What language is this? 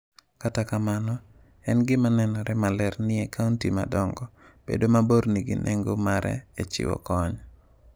Luo (Kenya and Tanzania)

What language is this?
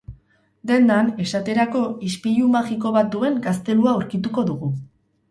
Basque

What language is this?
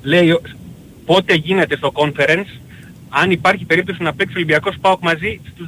Greek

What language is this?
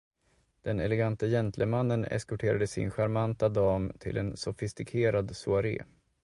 Swedish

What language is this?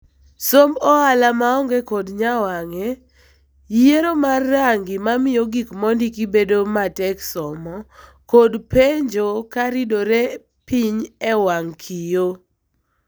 Luo (Kenya and Tanzania)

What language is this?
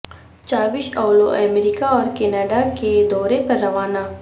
Urdu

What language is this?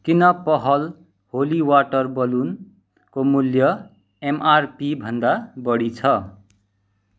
Nepali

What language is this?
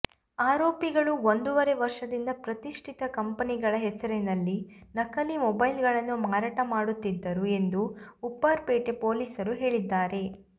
Kannada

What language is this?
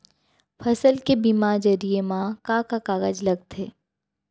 Chhattisgarhi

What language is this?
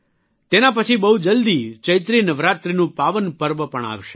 Gujarati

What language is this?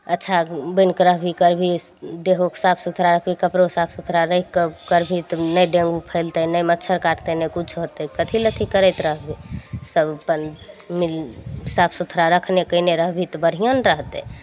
Maithili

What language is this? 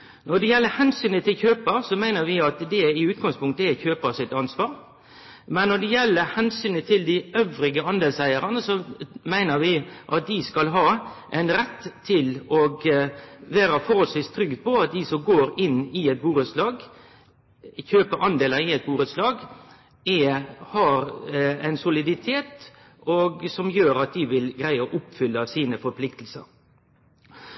Norwegian Nynorsk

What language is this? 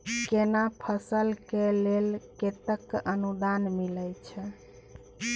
Maithili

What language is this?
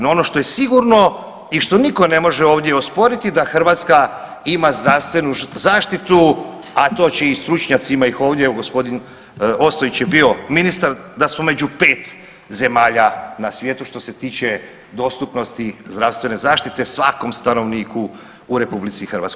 Croatian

